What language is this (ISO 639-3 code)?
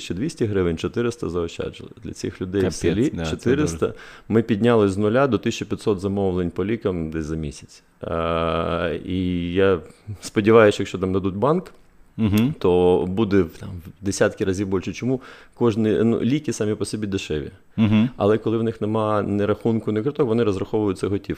ukr